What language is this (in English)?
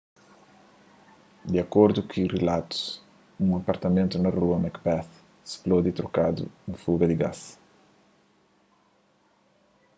Kabuverdianu